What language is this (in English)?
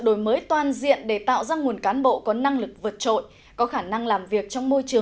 Vietnamese